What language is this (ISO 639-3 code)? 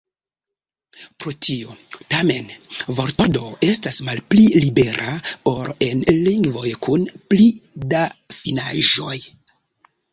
epo